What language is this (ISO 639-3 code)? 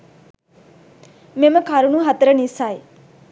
sin